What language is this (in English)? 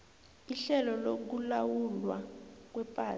South Ndebele